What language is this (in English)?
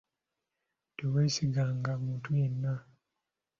Ganda